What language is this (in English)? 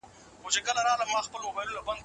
Pashto